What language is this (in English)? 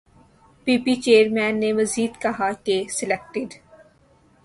Urdu